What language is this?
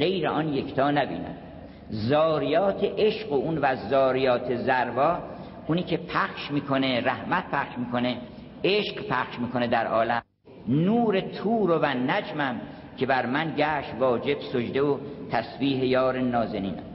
Persian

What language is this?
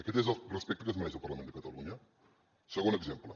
Catalan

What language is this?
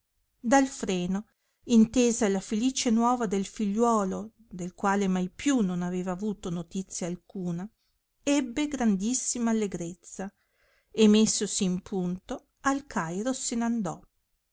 Italian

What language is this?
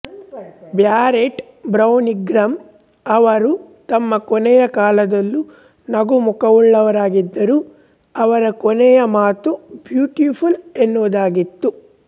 Kannada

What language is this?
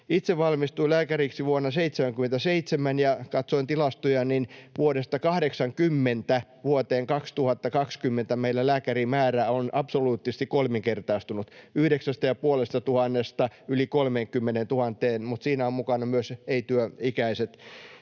Finnish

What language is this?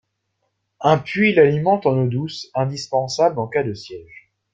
French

